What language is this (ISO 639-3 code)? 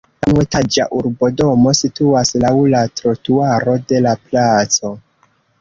epo